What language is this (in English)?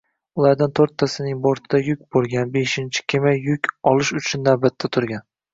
Uzbek